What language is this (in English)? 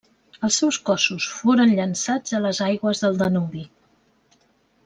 Catalan